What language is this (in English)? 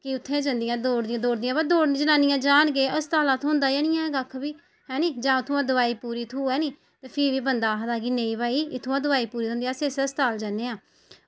Dogri